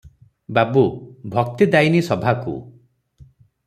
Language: Odia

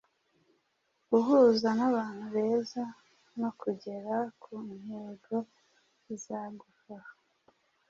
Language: Kinyarwanda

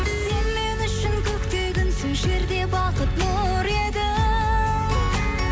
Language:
Kazakh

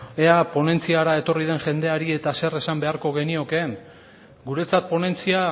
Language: Basque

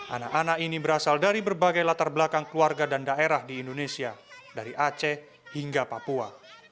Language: Indonesian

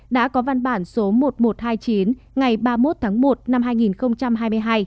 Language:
Vietnamese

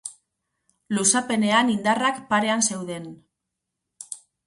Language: Basque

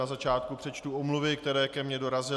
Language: Czech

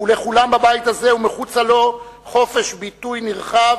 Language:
Hebrew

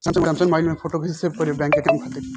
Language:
Bhojpuri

